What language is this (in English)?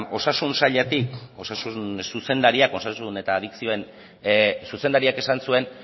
Basque